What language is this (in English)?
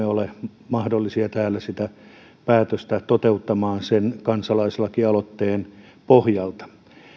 Finnish